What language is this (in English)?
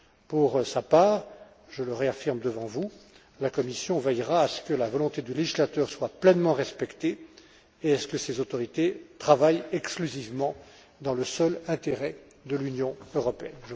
French